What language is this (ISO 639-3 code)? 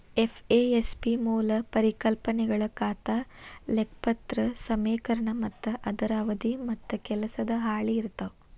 kan